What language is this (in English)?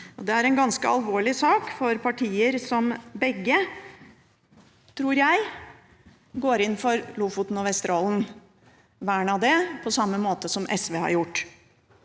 Norwegian